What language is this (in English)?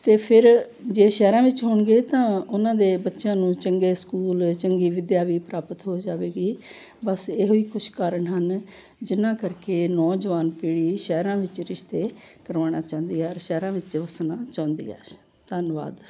Punjabi